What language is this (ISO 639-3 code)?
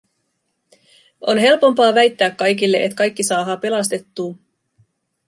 fin